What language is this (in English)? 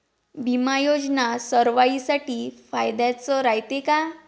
Marathi